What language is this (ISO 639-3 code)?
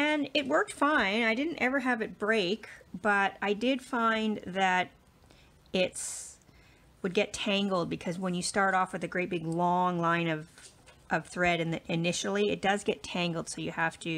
eng